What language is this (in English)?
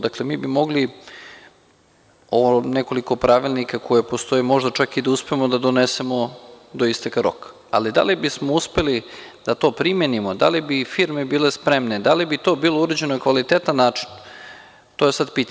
Serbian